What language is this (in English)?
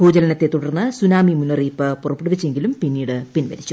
Malayalam